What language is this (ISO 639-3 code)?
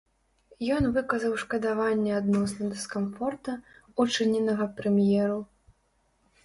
bel